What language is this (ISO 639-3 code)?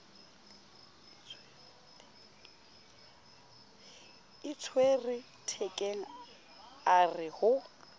sot